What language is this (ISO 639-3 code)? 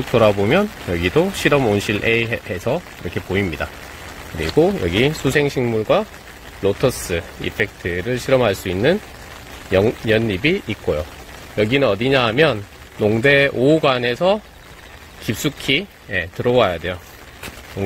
kor